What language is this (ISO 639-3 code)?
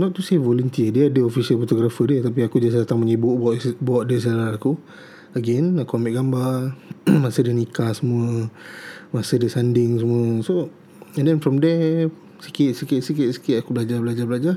msa